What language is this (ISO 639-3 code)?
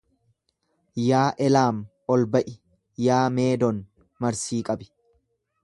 orm